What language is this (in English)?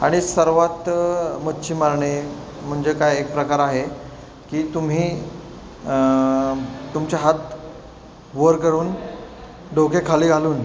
Marathi